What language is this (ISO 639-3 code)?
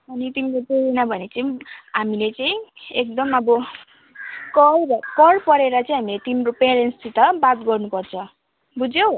nep